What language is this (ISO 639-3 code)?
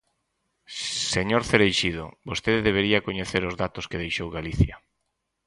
glg